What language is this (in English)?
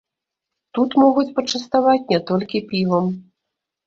Belarusian